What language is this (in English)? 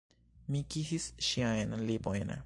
Esperanto